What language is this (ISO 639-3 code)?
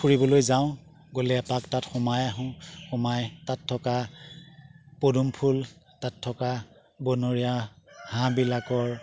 asm